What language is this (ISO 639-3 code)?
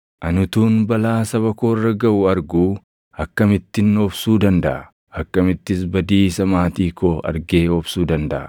orm